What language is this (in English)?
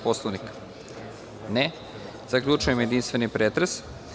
Serbian